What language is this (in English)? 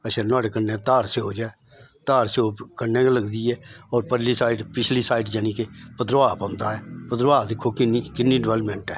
Dogri